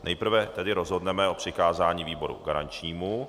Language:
Czech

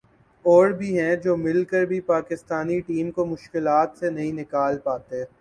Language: Urdu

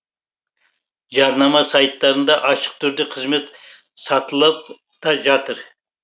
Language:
Kazakh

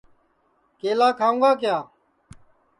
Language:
Sansi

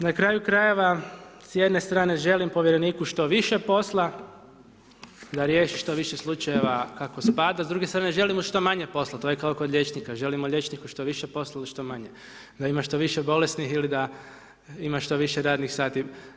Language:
Croatian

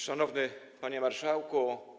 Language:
Polish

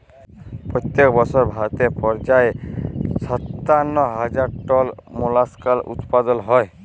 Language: Bangla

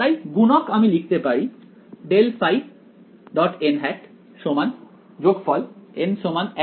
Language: Bangla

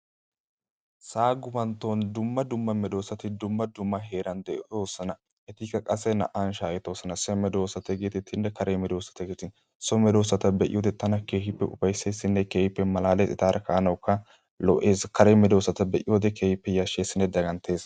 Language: Wolaytta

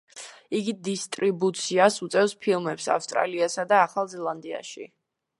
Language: Georgian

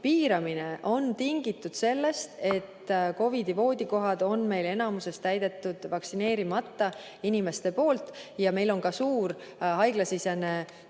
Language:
Estonian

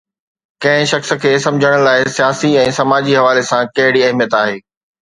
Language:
Sindhi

